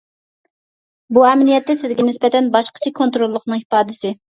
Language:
Uyghur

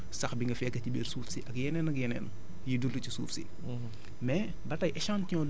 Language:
Wolof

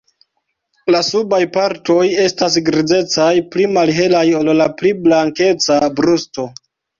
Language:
Esperanto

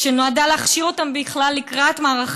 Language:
Hebrew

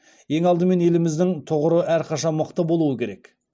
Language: Kazakh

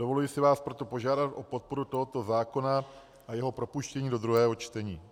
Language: Czech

